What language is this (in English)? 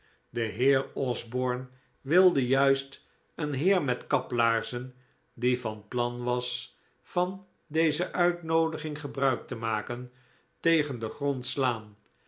Dutch